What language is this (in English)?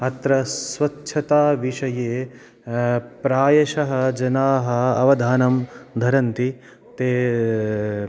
Sanskrit